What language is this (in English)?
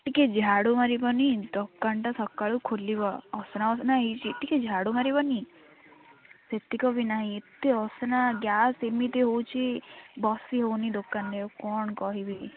Odia